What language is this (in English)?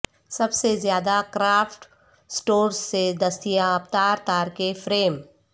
Urdu